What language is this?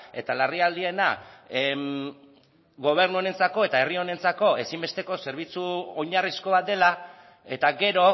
Basque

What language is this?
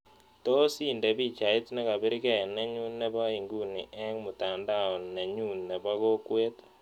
Kalenjin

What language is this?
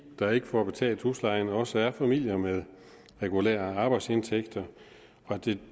Danish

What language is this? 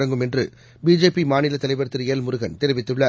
Tamil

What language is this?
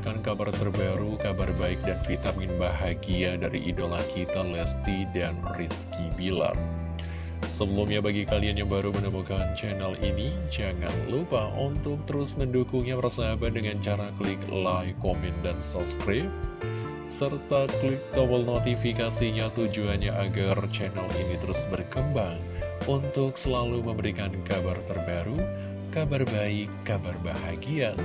Indonesian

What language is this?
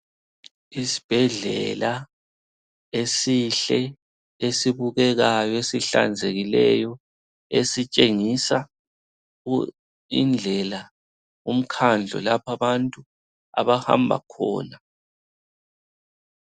North Ndebele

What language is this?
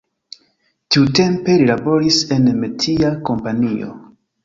Esperanto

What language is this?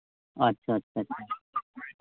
Santali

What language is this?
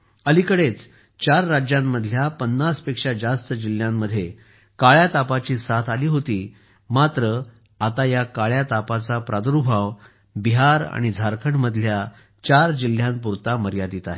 Marathi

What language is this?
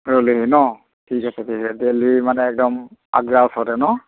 Assamese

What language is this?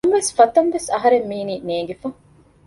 Divehi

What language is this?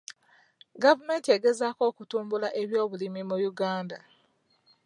Ganda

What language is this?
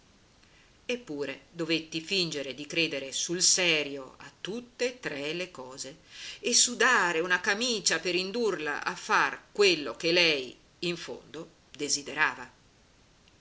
Italian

